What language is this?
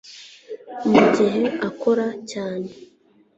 Kinyarwanda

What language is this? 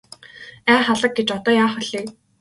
Mongolian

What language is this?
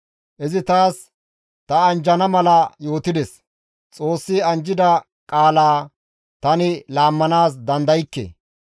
Gamo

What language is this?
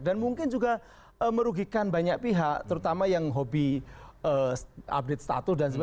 Indonesian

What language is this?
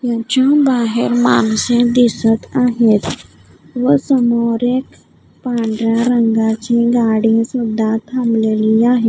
Marathi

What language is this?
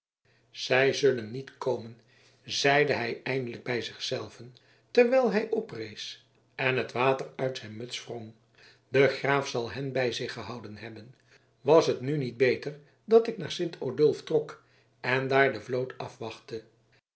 Dutch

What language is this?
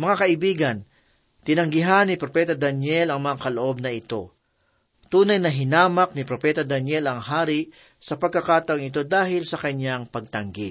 Filipino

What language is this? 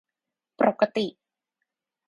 Thai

